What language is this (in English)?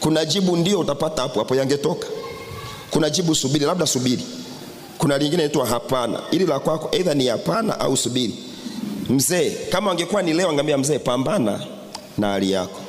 Swahili